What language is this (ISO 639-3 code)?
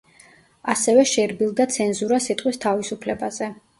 kat